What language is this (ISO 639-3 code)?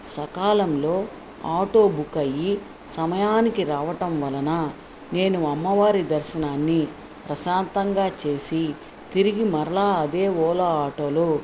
tel